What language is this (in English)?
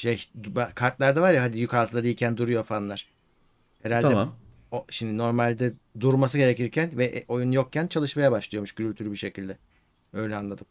Turkish